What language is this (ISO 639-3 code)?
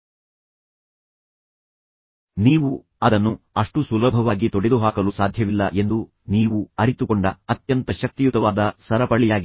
kan